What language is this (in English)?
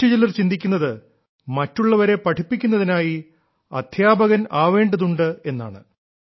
Malayalam